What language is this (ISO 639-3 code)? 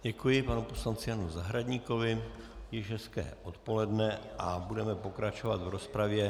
ces